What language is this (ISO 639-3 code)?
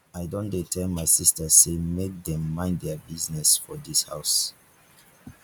pcm